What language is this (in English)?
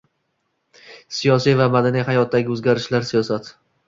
Uzbek